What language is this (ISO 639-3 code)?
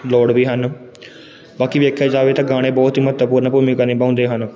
pan